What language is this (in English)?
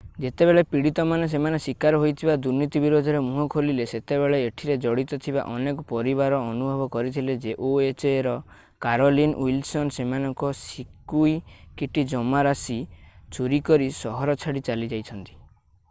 Odia